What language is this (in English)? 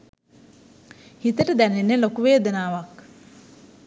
Sinhala